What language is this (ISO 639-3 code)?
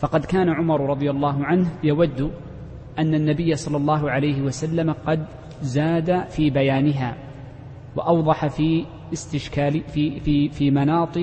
ara